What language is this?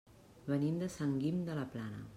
Catalan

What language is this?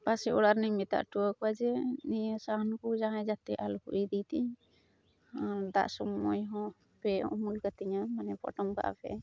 Santali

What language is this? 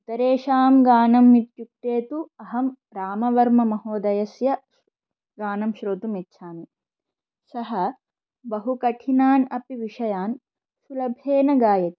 Sanskrit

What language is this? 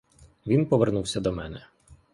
Ukrainian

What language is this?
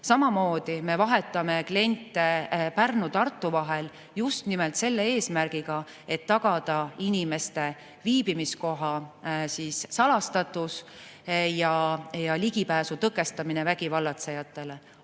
Estonian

